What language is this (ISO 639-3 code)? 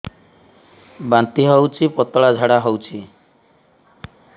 ori